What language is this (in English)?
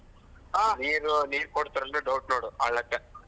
Kannada